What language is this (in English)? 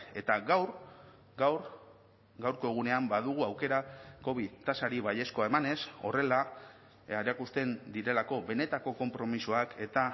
Basque